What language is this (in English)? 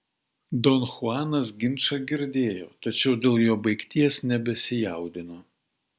Lithuanian